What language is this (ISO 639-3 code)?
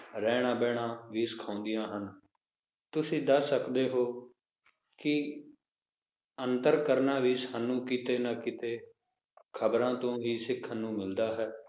pan